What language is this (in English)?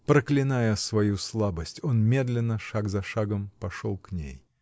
Russian